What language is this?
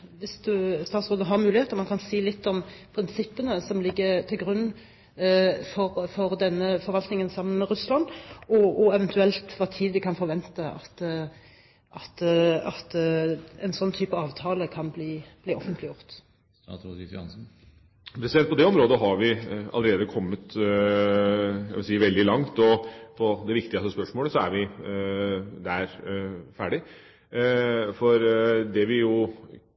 Norwegian Bokmål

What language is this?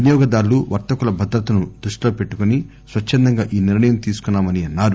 Telugu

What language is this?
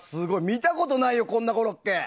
Japanese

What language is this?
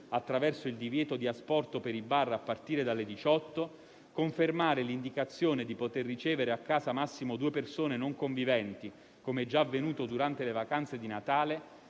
Italian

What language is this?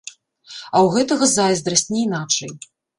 Belarusian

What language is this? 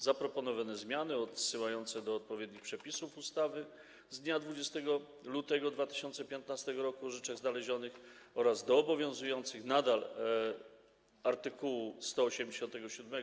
Polish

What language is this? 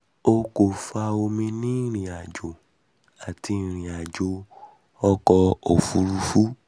Yoruba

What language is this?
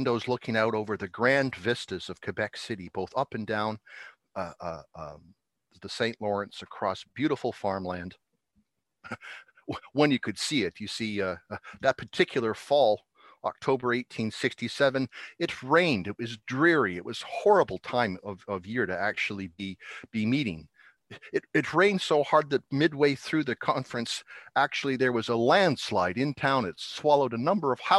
English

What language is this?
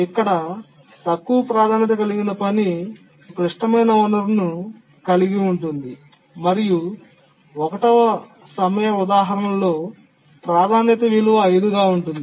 Telugu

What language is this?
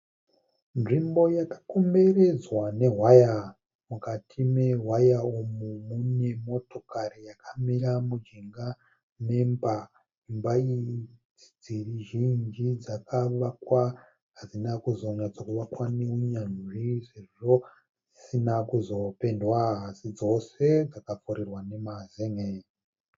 Shona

